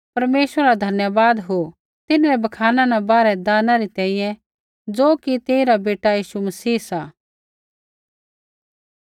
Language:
Kullu Pahari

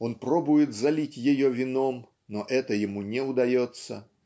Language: Russian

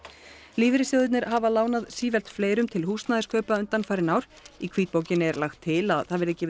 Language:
Icelandic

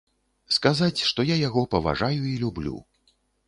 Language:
Belarusian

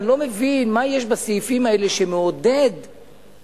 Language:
Hebrew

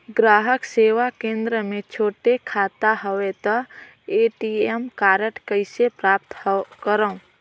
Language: Chhattisgarhi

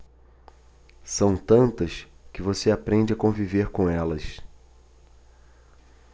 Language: Portuguese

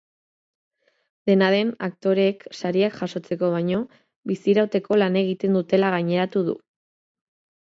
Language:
Basque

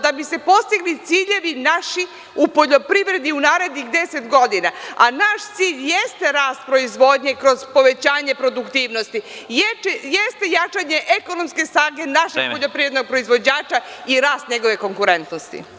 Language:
Serbian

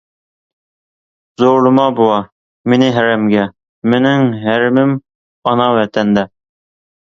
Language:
Uyghur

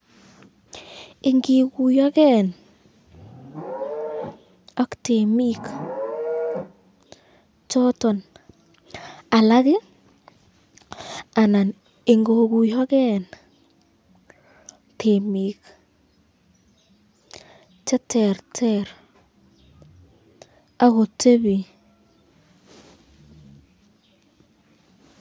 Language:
Kalenjin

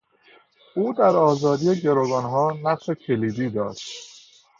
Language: Persian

